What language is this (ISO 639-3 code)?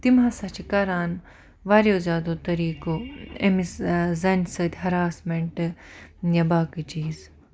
kas